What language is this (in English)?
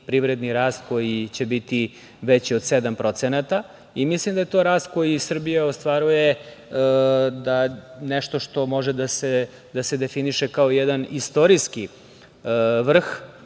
Serbian